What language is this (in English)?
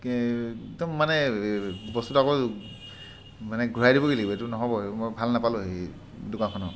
Assamese